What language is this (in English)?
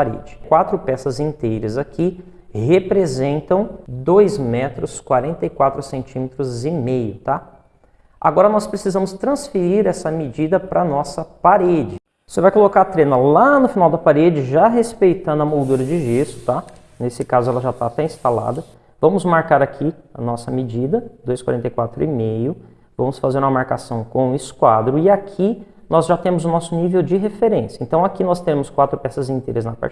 Portuguese